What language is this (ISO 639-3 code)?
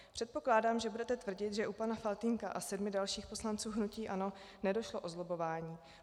ces